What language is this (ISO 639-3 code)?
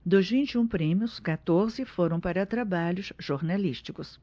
por